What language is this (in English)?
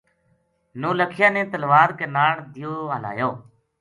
Gujari